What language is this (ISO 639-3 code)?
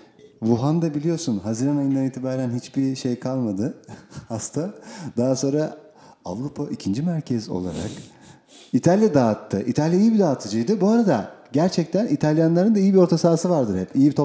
tur